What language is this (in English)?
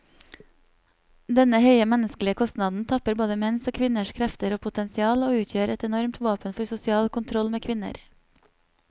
Norwegian